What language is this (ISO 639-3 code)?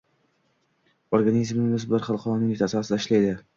uzb